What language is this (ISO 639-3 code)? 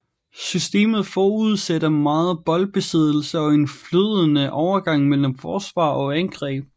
dan